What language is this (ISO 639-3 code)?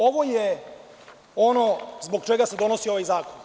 srp